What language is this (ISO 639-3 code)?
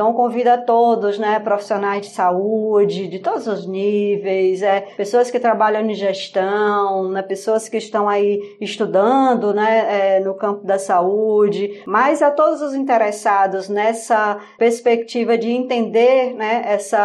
por